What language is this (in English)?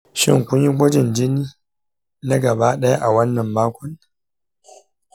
Hausa